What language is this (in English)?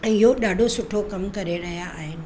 Sindhi